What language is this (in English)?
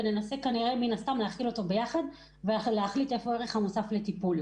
Hebrew